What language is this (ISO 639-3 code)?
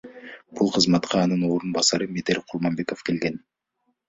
kir